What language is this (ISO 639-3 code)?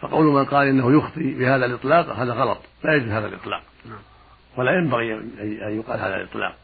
ara